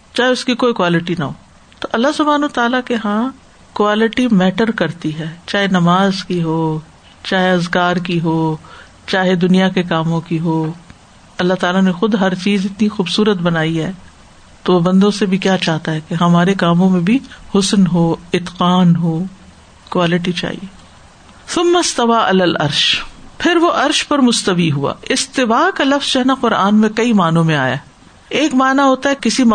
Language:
Urdu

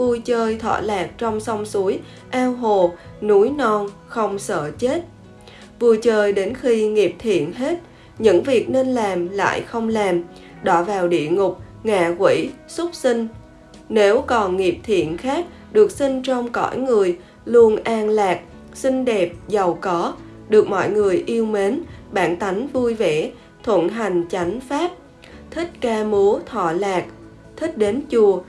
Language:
Vietnamese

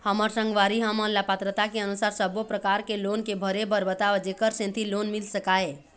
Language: Chhattisgarhi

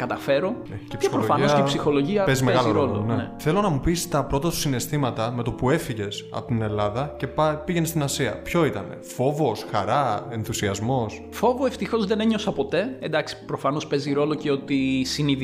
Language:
Greek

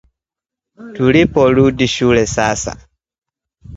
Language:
Swahili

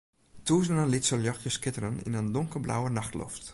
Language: Western Frisian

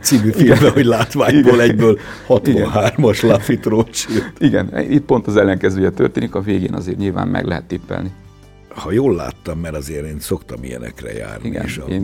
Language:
Hungarian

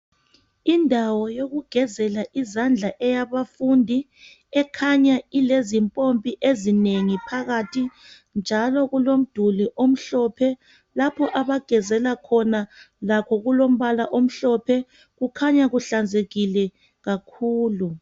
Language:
North Ndebele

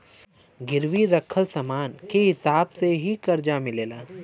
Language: Bhojpuri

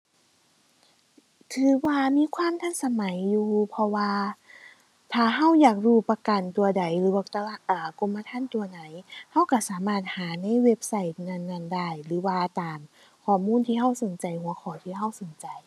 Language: Thai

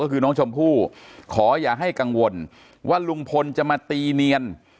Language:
Thai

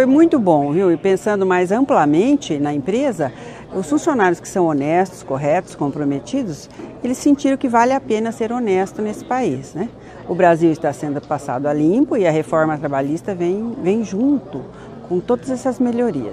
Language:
Portuguese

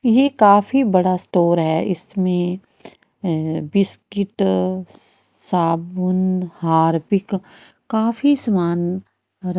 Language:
Hindi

